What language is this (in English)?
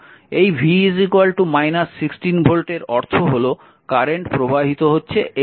Bangla